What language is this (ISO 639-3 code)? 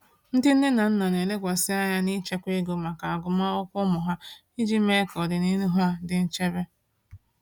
ibo